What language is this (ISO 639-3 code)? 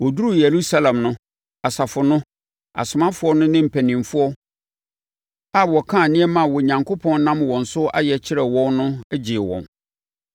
aka